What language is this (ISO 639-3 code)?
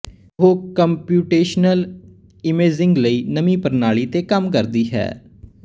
pan